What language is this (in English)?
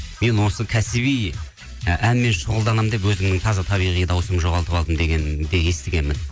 Kazakh